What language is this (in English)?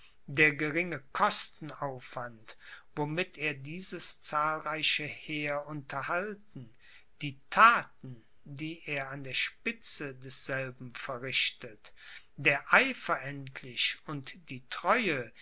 German